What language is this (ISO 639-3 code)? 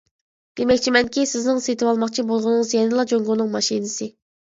uig